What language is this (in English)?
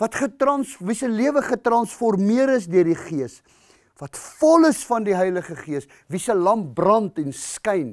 Dutch